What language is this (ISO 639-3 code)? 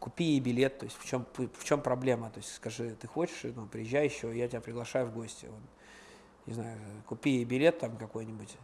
rus